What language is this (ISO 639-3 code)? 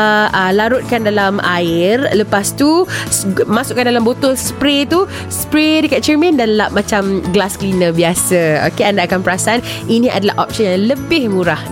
msa